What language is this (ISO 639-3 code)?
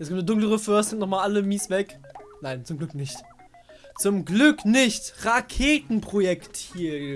deu